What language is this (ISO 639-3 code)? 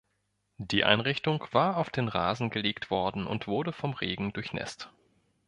deu